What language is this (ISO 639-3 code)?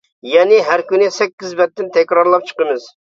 uig